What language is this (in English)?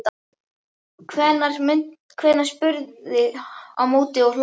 Icelandic